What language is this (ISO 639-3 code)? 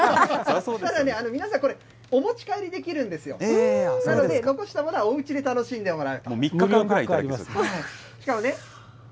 jpn